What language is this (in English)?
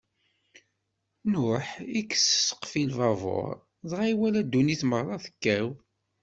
Kabyle